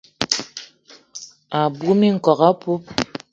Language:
Eton (Cameroon)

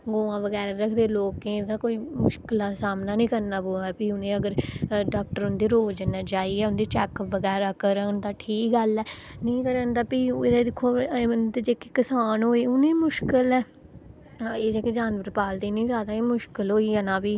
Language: Dogri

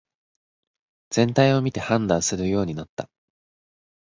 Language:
Japanese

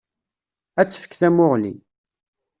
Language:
Kabyle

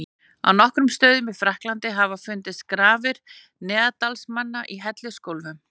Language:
Icelandic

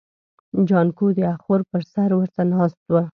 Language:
Pashto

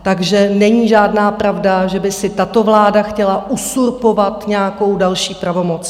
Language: Czech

